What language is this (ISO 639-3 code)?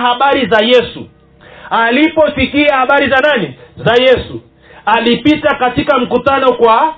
swa